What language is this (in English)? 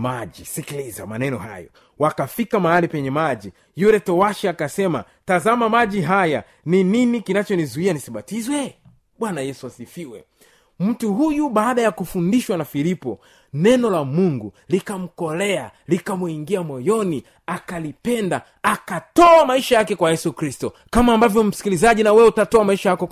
Swahili